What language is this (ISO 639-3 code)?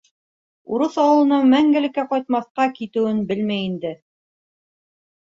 bak